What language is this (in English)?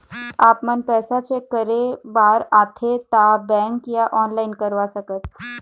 Chhattisgarhi